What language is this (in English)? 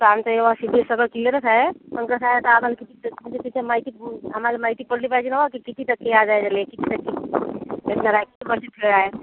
Marathi